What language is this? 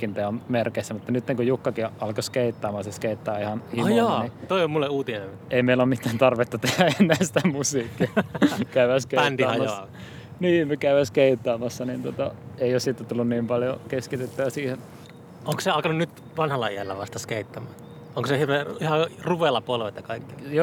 Finnish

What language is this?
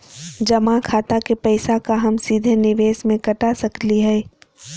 Magahi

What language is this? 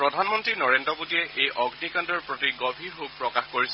Assamese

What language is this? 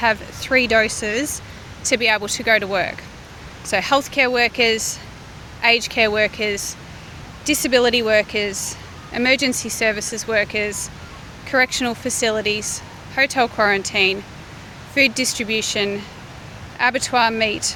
Finnish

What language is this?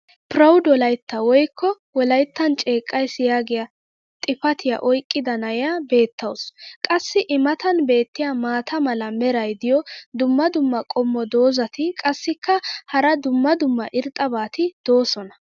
Wolaytta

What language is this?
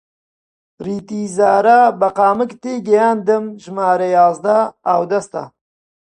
Central Kurdish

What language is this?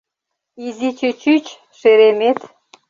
Mari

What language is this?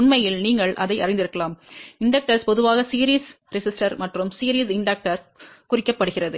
Tamil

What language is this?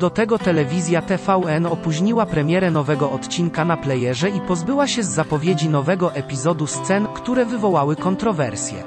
Polish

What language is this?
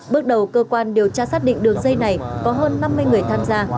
Vietnamese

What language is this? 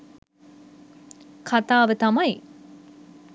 Sinhala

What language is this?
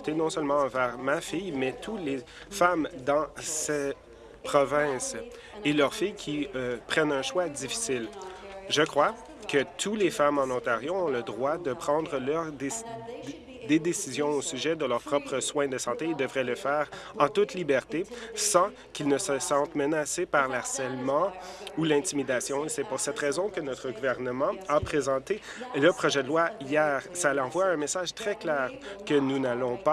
French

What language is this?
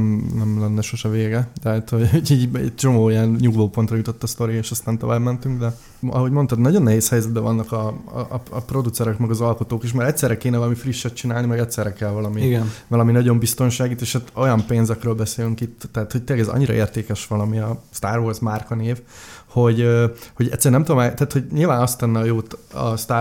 Hungarian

